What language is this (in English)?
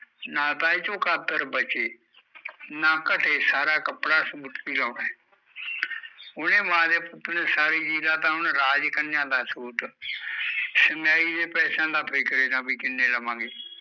Punjabi